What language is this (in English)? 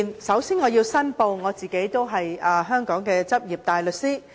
Cantonese